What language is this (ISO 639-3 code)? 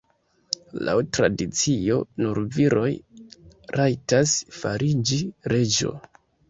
epo